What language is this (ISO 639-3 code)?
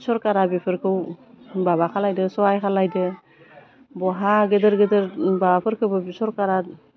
brx